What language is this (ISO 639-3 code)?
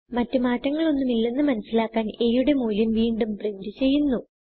mal